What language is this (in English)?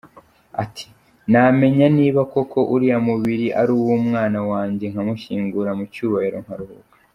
Kinyarwanda